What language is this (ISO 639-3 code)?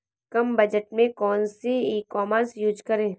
hin